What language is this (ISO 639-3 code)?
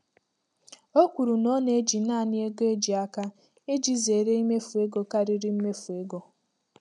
ibo